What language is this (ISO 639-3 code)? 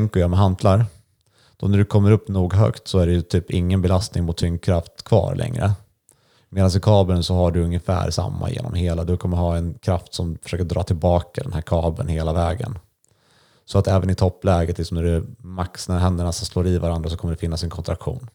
swe